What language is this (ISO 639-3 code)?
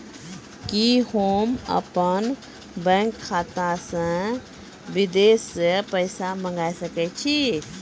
mai